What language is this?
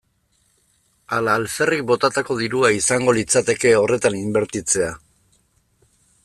Basque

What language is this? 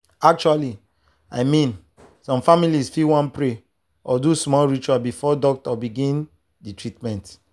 Nigerian Pidgin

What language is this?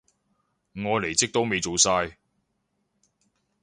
Cantonese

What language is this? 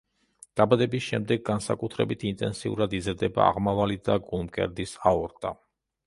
Georgian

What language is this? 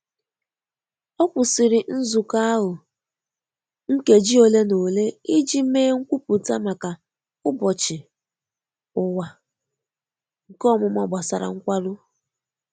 Igbo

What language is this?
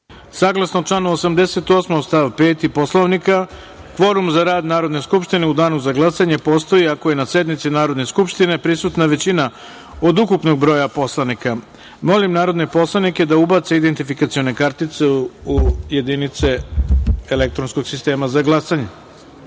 Serbian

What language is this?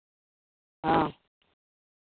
Santali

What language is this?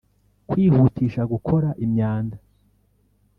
Kinyarwanda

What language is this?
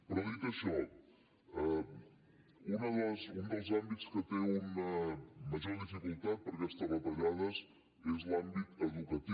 Catalan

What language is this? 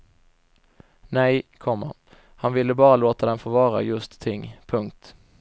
Swedish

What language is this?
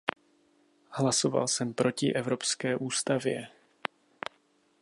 Czech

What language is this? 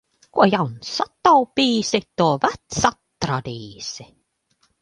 Latvian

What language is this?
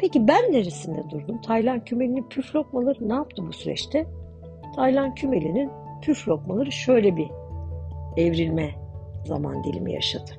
Turkish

